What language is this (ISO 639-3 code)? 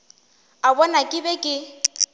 nso